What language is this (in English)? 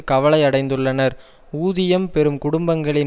Tamil